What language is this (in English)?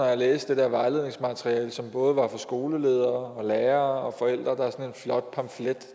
Danish